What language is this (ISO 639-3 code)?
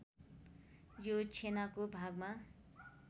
nep